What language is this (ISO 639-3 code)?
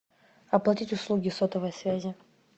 rus